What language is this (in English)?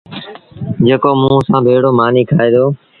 Sindhi Bhil